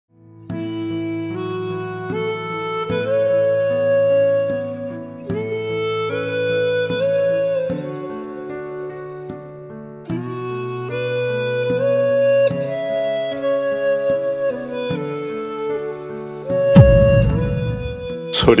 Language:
Korean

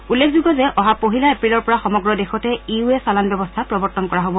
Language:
Assamese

